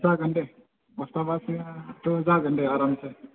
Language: Bodo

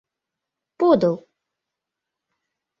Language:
Mari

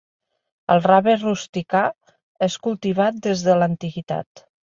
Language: Catalan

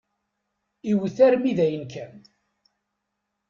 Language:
Kabyle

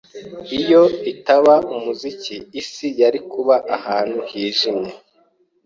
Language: Kinyarwanda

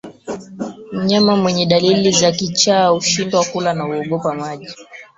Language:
Swahili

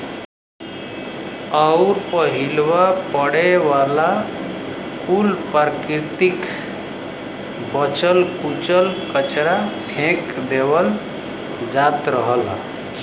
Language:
Bhojpuri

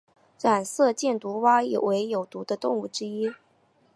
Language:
Chinese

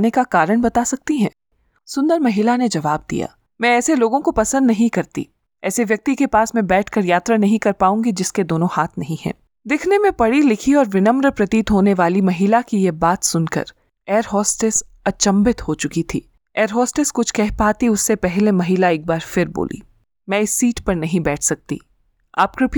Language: Hindi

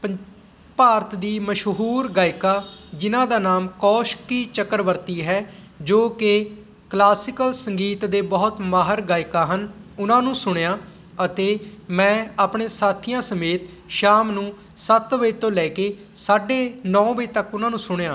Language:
Punjabi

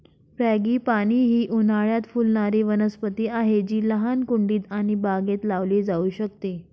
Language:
Marathi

